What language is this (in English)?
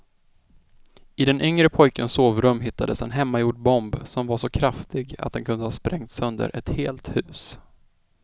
Swedish